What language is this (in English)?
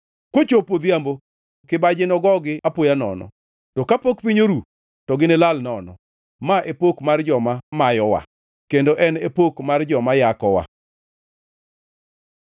Luo (Kenya and Tanzania)